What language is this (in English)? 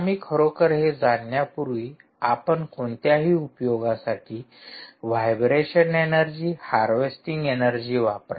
Marathi